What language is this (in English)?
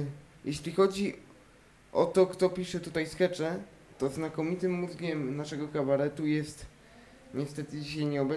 Polish